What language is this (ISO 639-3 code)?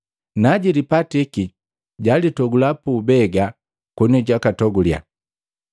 mgv